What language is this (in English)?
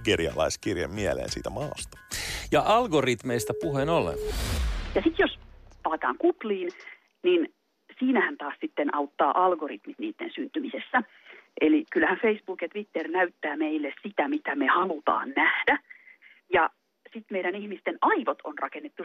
Finnish